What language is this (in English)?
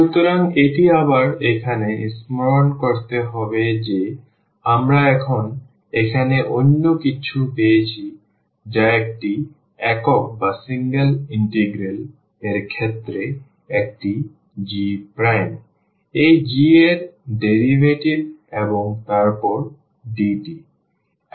Bangla